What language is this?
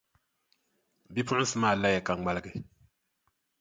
Dagbani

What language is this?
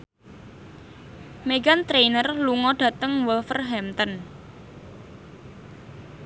Javanese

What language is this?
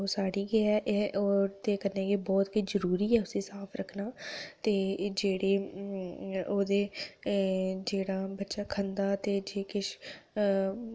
Dogri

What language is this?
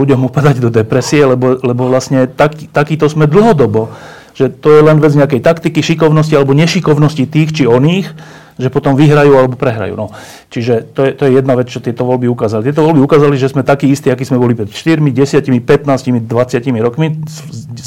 Slovak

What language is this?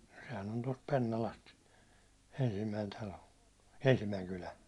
Finnish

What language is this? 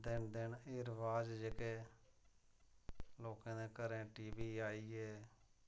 Dogri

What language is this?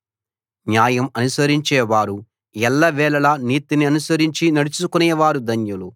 Telugu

